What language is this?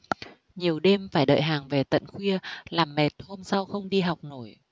Vietnamese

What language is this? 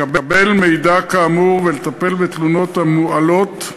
Hebrew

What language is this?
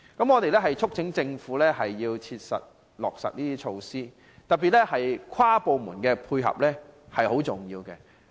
Cantonese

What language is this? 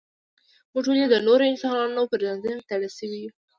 Pashto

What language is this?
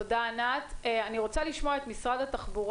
Hebrew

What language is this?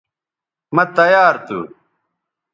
Bateri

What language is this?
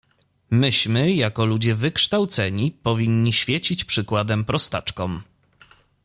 Polish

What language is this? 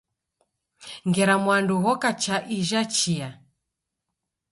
Taita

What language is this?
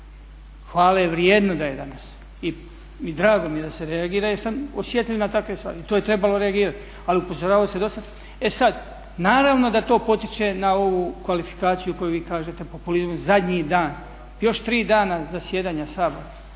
Croatian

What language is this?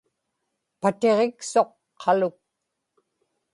Inupiaq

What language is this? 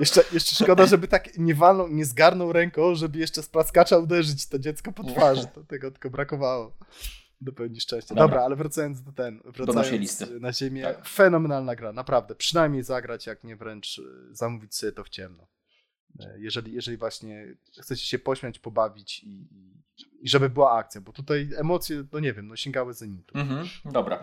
Polish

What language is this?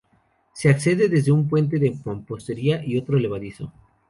Spanish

